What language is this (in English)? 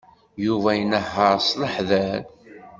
Kabyle